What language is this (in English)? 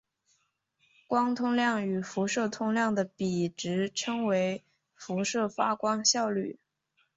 Chinese